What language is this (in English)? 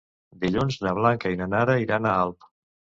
Catalan